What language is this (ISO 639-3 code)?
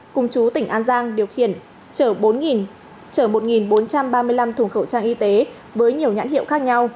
vie